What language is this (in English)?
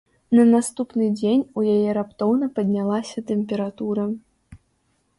Belarusian